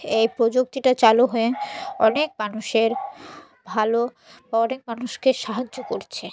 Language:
Bangla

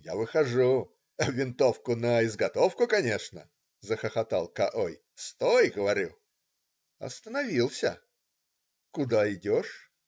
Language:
Russian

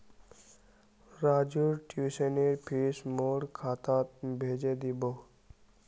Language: Magahi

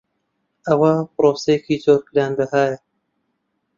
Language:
Central Kurdish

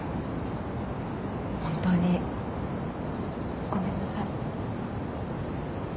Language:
Japanese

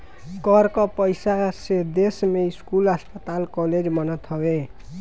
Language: Bhojpuri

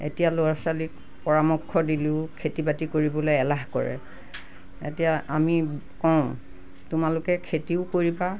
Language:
Assamese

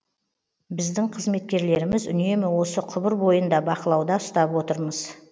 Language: Kazakh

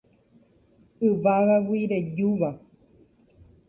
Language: Guarani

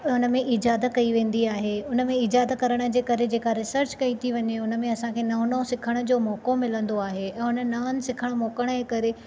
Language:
Sindhi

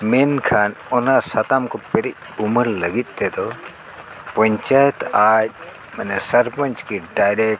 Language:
Santali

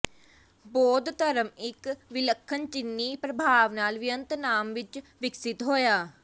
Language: Punjabi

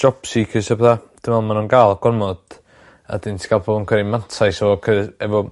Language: Welsh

